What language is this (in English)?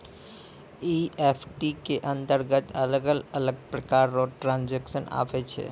Maithili